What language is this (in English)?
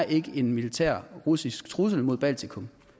Danish